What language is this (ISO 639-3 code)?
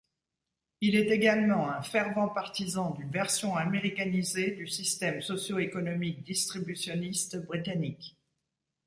fra